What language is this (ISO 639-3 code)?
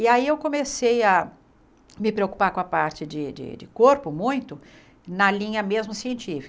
por